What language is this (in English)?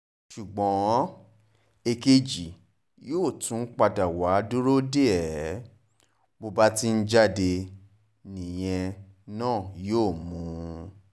Yoruba